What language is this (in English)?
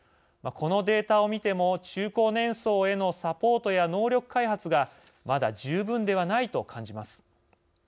Japanese